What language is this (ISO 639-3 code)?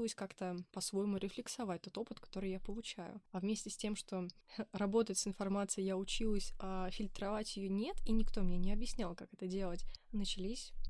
rus